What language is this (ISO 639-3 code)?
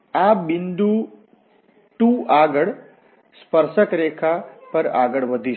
guj